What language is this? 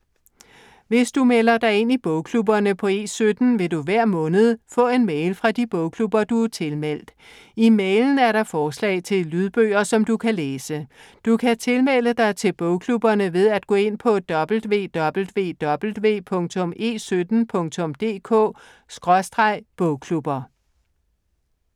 Danish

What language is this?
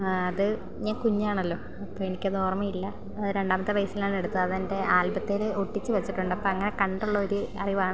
Malayalam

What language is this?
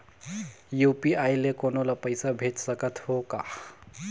Chhattisgarhi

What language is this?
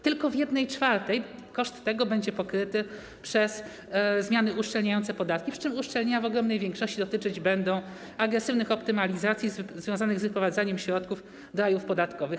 Polish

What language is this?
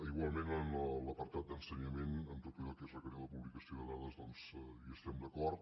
Catalan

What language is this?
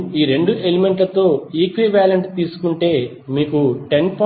Telugu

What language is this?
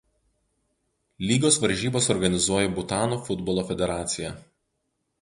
Lithuanian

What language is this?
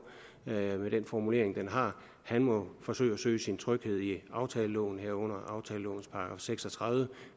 Danish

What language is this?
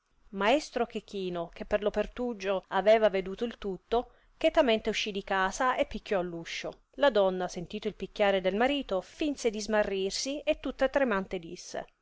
Italian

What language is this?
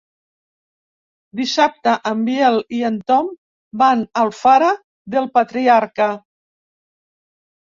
Catalan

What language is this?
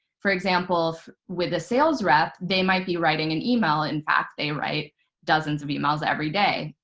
English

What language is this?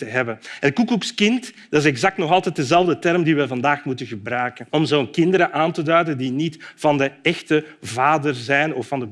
Dutch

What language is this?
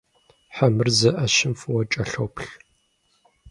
Kabardian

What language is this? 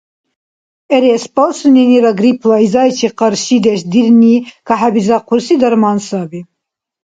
Dargwa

